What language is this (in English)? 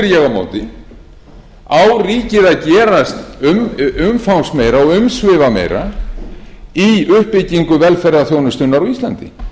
Icelandic